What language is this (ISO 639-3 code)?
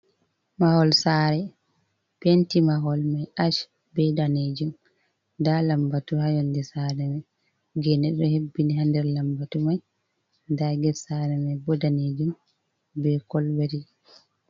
ful